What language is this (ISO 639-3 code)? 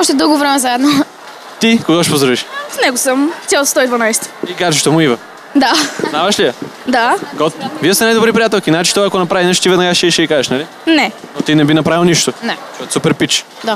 bul